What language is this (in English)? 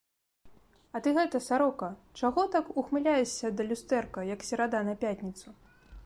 Belarusian